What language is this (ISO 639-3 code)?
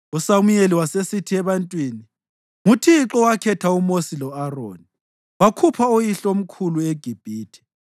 nde